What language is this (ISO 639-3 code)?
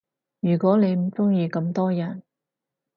yue